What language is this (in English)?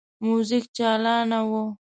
Pashto